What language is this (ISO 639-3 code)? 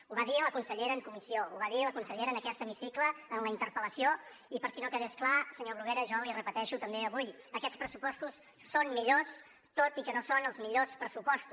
cat